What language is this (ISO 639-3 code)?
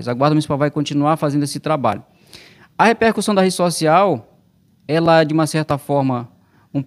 por